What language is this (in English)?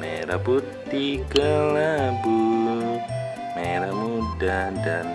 Indonesian